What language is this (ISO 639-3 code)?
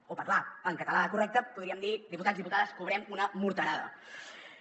cat